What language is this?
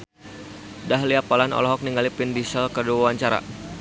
Sundanese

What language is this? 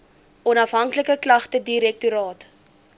Afrikaans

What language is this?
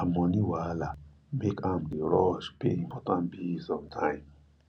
Nigerian Pidgin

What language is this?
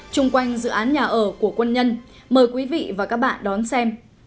Vietnamese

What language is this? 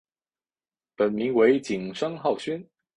Chinese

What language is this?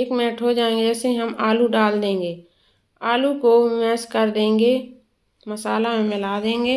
Hindi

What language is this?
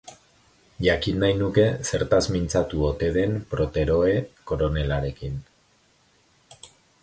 Basque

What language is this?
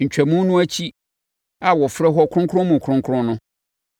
Akan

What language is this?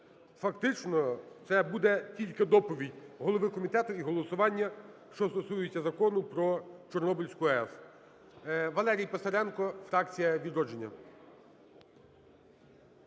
Ukrainian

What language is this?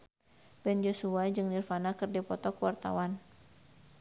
Sundanese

